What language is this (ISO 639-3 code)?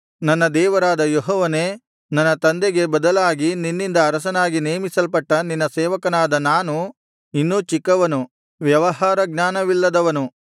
kan